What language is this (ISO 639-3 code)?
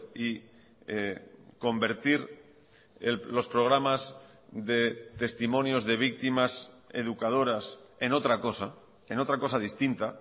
spa